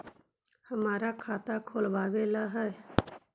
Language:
Magahi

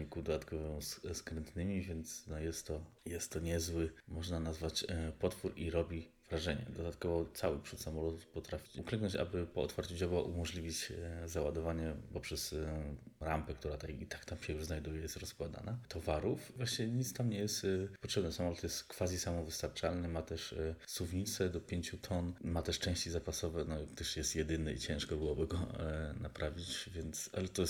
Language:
Polish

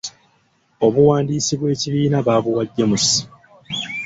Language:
Ganda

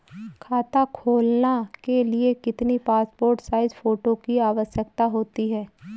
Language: Hindi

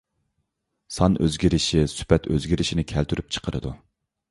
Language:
Uyghur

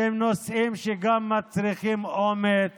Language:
Hebrew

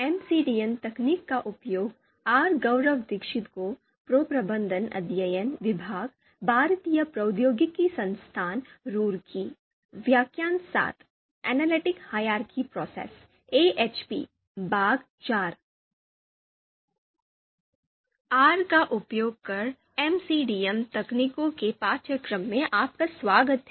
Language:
Hindi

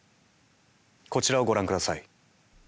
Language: Japanese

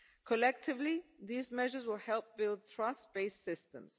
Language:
English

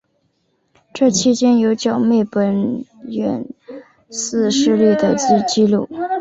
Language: Chinese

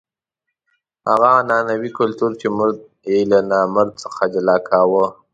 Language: Pashto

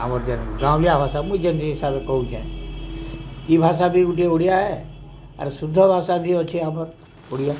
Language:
Odia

